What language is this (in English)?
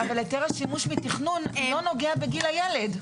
Hebrew